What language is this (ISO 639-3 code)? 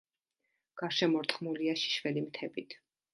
kat